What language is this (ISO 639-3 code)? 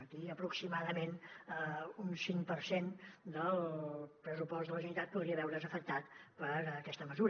cat